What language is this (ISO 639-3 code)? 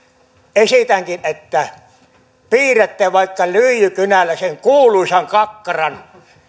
fin